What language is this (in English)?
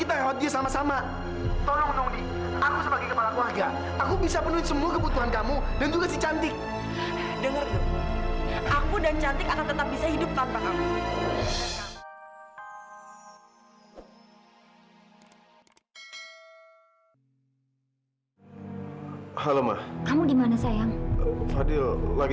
Indonesian